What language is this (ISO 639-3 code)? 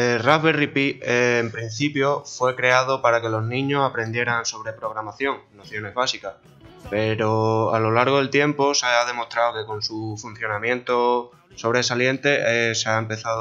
spa